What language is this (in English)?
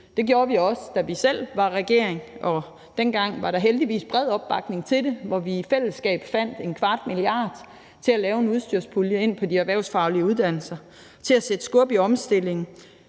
Danish